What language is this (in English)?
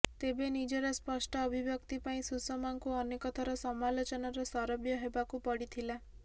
Odia